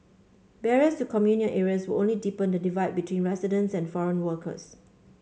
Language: English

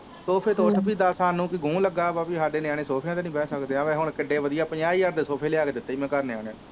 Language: Punjabi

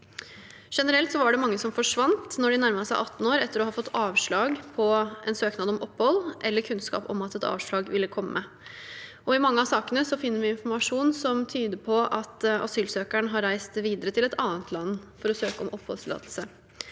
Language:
Norwegian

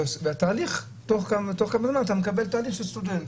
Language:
Hebrew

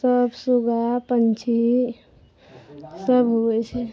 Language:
Maithili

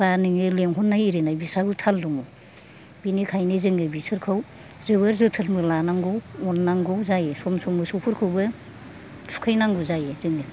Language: Bodo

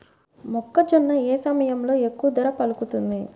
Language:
Telugu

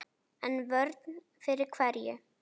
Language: Icelandic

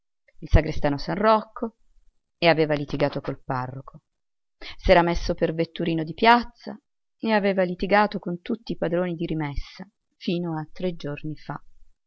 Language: Italian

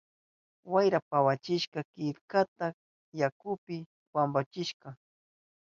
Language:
Southern Pastaza Quechua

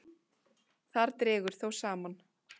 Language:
Icelandic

